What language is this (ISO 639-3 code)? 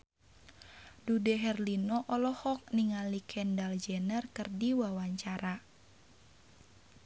sun